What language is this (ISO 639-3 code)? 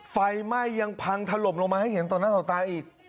tha